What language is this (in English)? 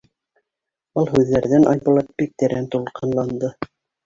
Bashkir